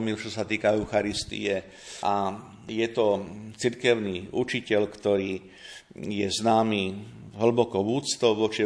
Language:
Slovak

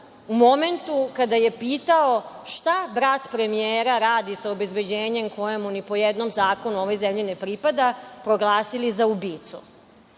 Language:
Serbian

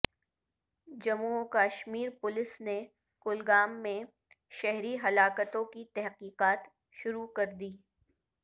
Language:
Urdu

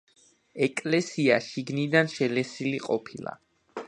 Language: Georgian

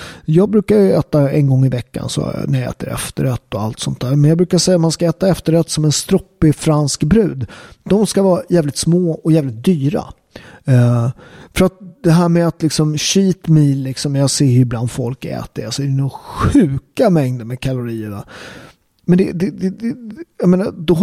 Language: Swedish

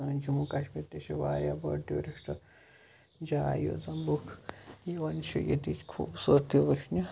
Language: Kashmiri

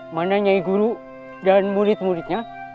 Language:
Indonesian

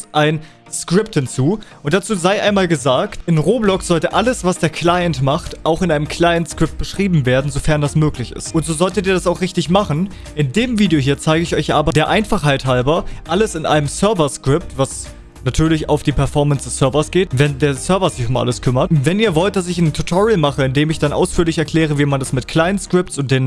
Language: German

